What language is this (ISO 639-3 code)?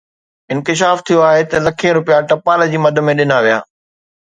snd